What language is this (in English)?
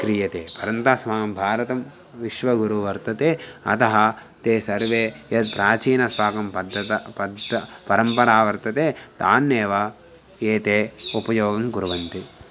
Sanskrit